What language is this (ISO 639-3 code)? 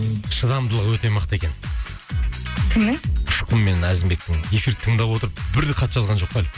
kaz